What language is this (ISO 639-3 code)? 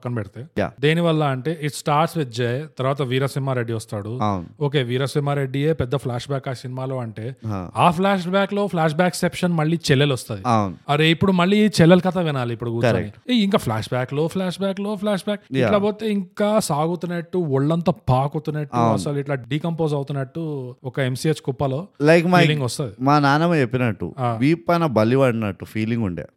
tel